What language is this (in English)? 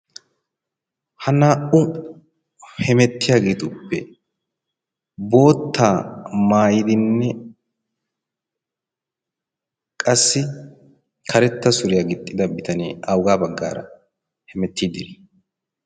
Wolaytta